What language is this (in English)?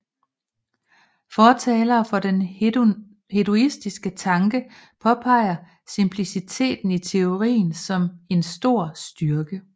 Danish